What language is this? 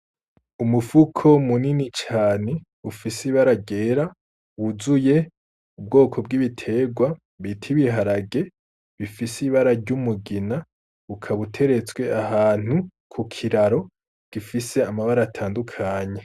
Rundi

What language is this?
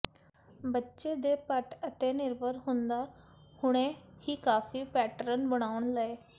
Punjabi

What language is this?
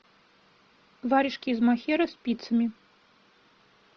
Russian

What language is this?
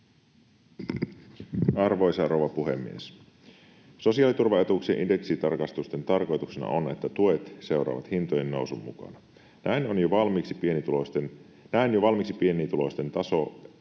Finnish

